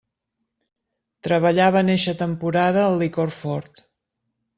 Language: Catalan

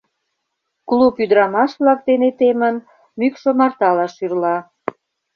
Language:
Mari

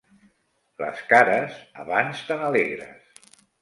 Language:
Catalan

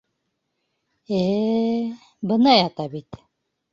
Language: Bashkir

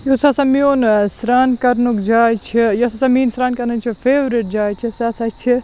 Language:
Kashmiri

